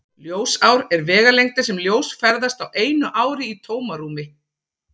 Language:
Icelandic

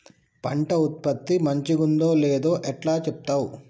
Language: Telugu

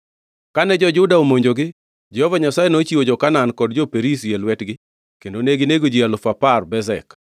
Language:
Luo (Kenya and Tanzania)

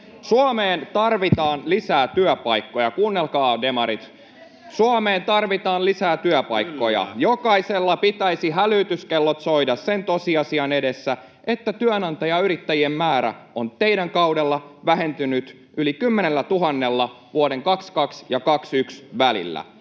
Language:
Finnish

